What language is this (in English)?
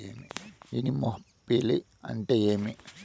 Telugu